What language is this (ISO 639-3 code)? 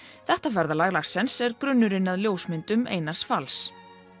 isl